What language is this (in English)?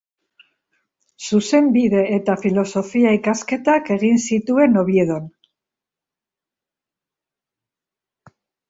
Basque